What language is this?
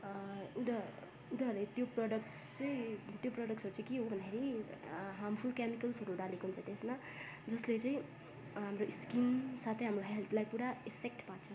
Nepali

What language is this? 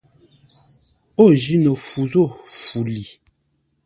Ngombale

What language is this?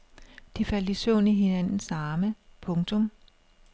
Danish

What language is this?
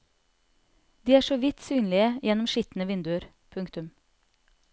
Norwegian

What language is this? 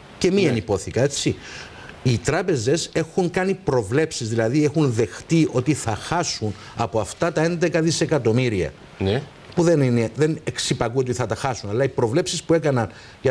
Greek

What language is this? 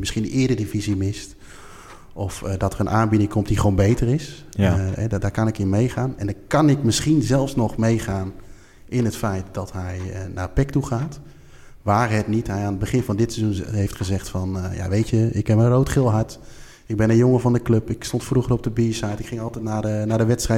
Dutch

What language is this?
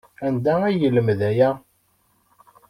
Kabyle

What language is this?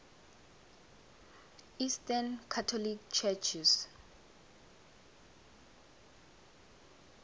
South Ndebele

